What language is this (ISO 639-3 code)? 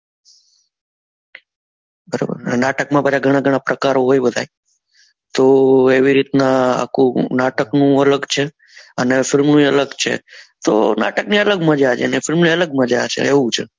guj